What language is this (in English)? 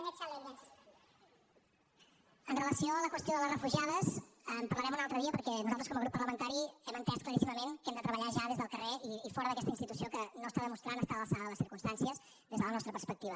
Catalan